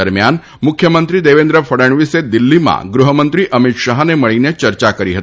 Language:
Gujarati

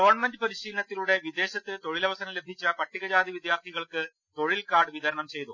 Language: Malayalam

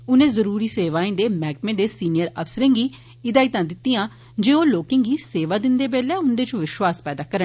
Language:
Dogri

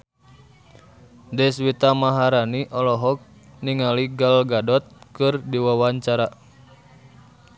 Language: Sundanese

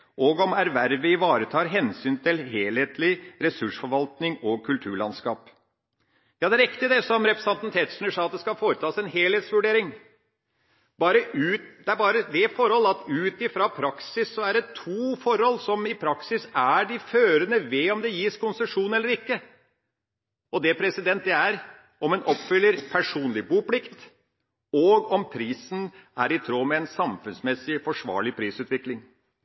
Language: Norwegian Bokmål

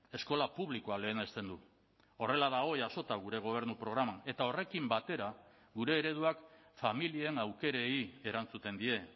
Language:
Basque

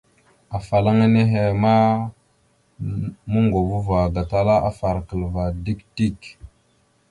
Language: Mada (Cameroon)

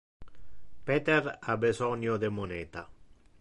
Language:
Interlingua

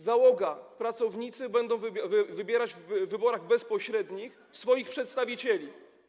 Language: Polish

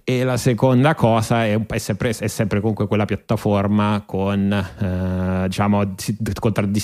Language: Italian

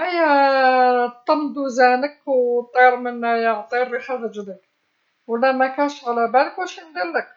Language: Algerian Arabic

